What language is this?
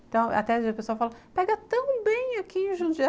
Portuguese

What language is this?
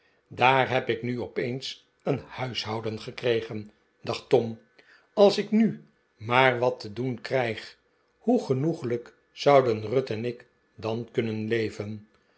Dutch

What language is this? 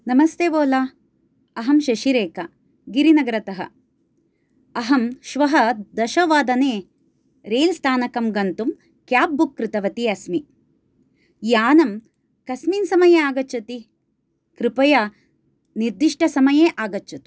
Sanskrit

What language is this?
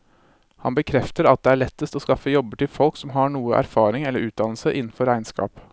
Norwegian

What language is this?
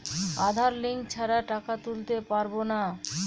Bangla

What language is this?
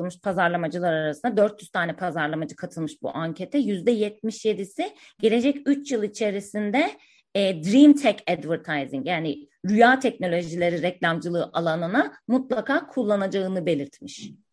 Turkish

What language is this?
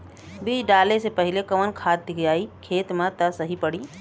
Bhojpuri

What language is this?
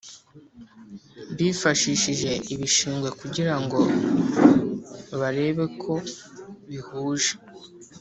Kinyarwanda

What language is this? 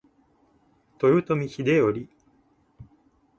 Japanese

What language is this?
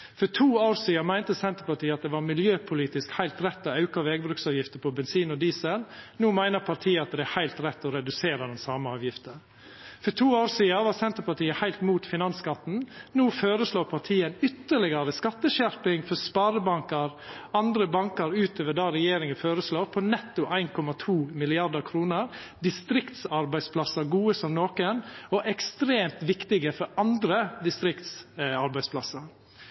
Norwegian Nynorsk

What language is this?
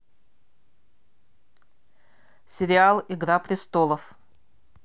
Russian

